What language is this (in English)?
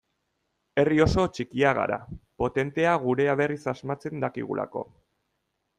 Basque